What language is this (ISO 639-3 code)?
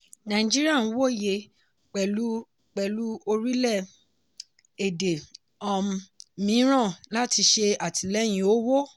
yor